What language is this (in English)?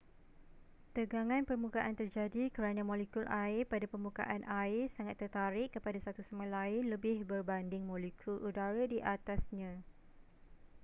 Malay